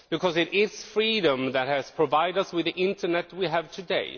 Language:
English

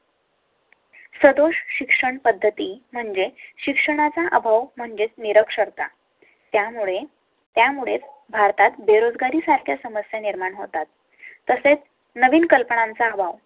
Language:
Marathi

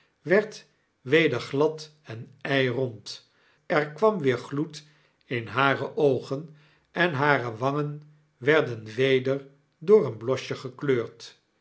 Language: Dutch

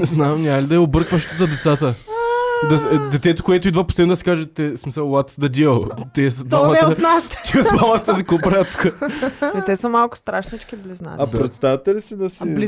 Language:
Bulgarian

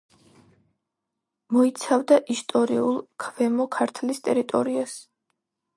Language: Georgian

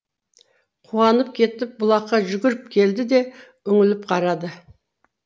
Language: Kazakh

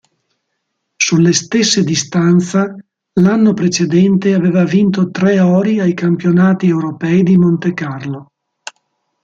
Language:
Italian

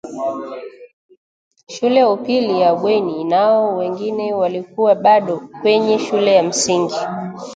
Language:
Swahili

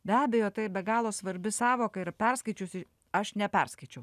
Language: Lithuanian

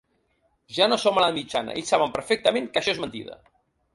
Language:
Catalan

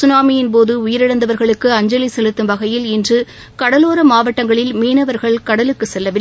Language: Tamil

